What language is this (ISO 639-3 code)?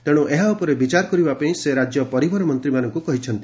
ori